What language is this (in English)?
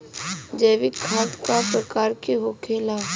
Bhojpuri